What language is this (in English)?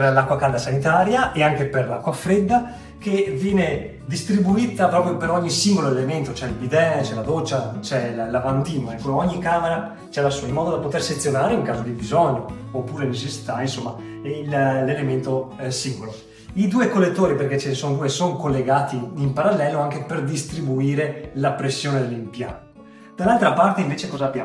Italian